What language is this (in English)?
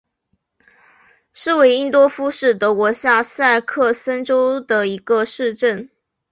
Chinese